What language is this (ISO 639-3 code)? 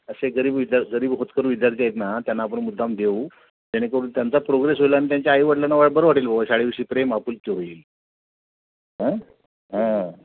mar